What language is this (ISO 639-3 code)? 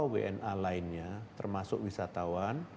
ind